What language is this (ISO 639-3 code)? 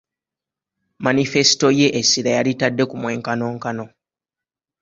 lug